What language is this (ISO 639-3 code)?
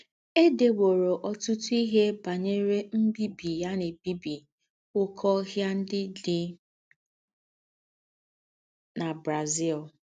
ibo